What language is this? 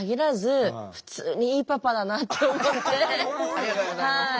Japanese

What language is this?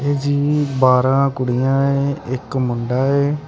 Punjabi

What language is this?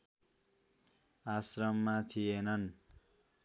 Nepali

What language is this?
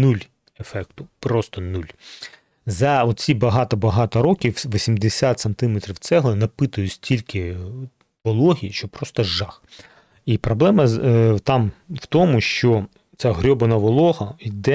Ukrainian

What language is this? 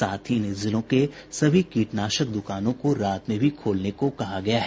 Hindi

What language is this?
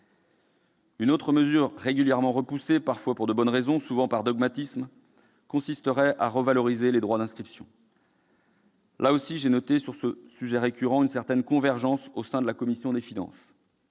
French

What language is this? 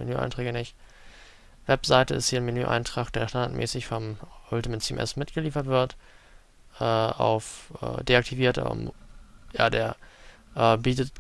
German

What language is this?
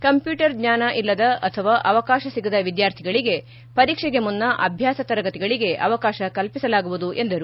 Kannada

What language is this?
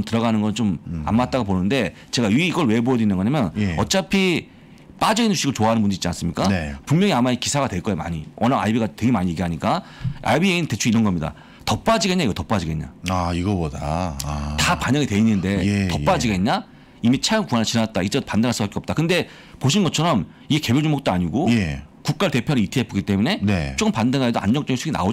Korean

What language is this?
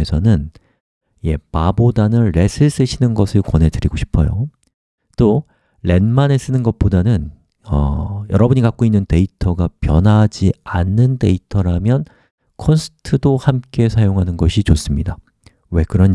Korean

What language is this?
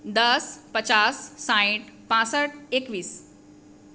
Gujarati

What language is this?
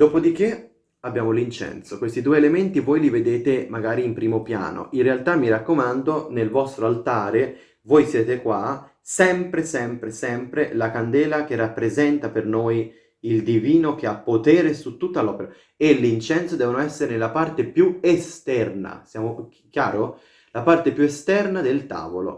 Italian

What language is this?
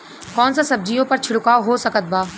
Bhojpuri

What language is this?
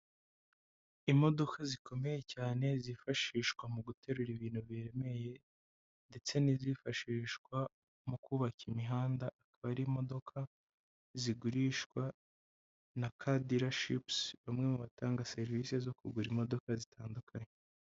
Kinyarwanda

